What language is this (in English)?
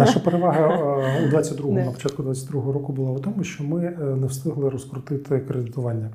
Ukrainian